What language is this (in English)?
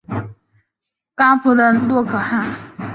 Chinese